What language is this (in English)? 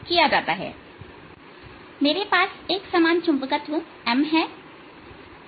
Hindi